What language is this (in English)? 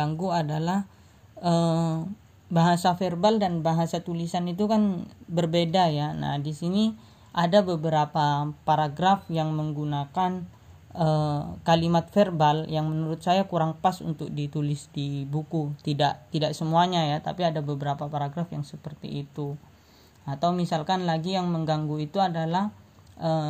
Indonesian